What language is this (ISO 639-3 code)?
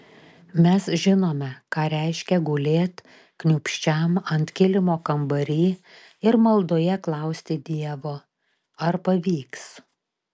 lit